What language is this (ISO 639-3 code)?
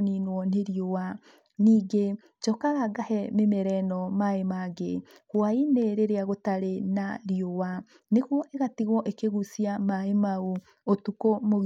kik